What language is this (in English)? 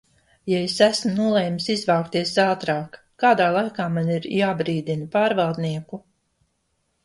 Latvian